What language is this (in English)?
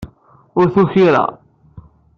Kabyle